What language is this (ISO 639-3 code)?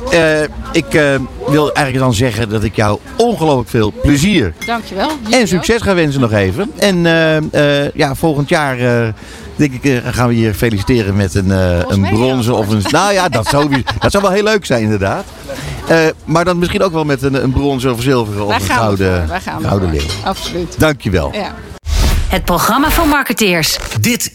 nld